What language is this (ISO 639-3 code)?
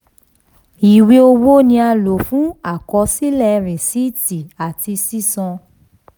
yor